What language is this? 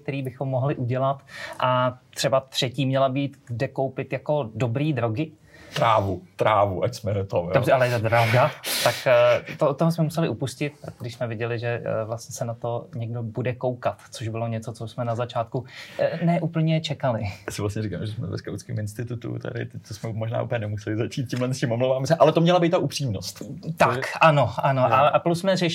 Czech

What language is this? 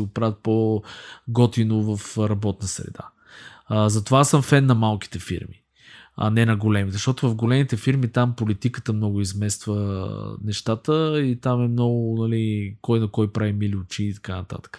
Bulgarian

